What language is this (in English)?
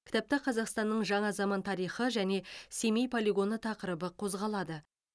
Kazakh